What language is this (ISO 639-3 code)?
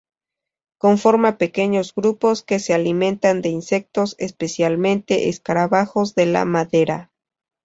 spa